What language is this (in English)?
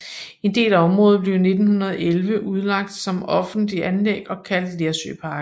Danish